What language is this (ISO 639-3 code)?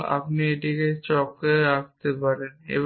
ben